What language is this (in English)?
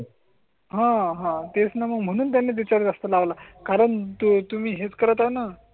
Marathi